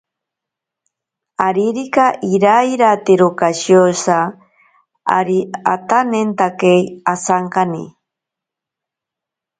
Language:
Ashéninka Perené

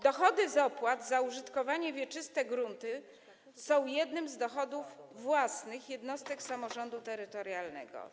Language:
Polish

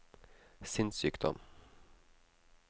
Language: Norwegian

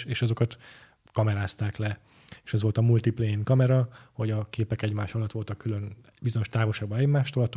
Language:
Hungarian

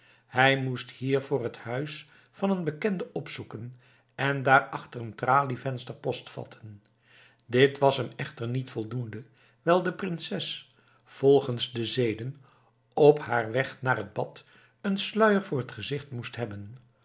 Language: Dutch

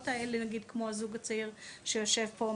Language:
Hebrew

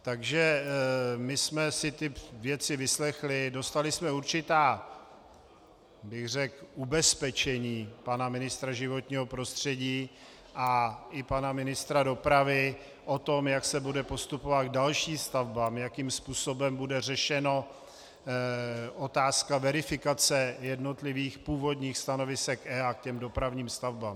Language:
Czech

